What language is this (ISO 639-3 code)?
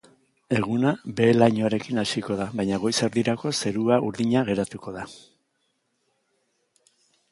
eus